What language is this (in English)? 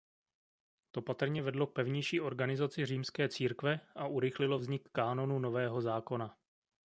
Czech